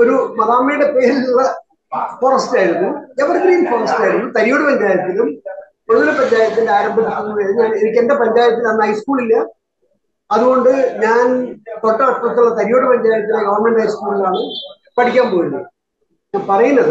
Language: Malayalam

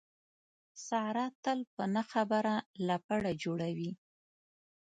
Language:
Pashto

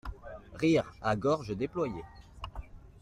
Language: French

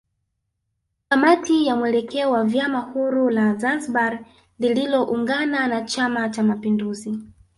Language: Swahili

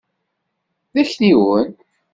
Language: Kabyle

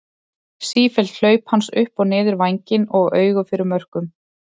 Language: Icelandic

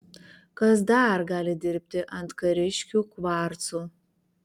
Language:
Lithuanian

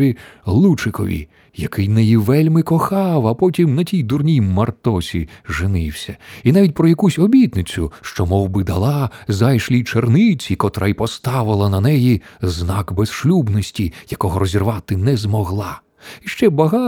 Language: Ukrainian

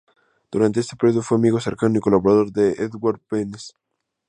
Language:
Spanish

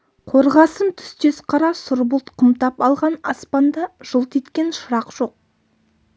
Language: Kazakh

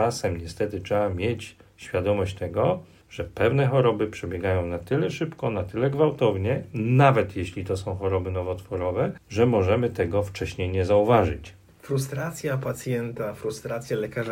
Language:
Polish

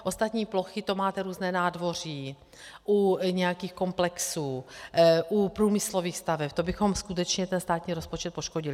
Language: Czech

